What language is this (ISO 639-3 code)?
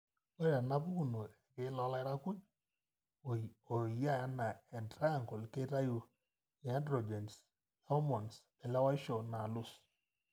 mas